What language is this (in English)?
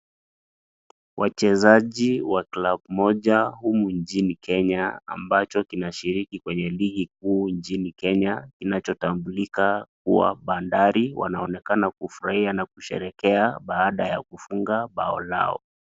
Swahili